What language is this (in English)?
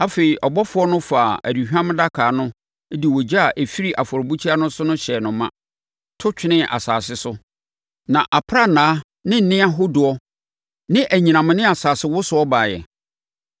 Akan